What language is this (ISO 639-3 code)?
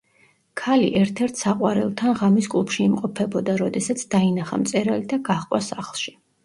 kat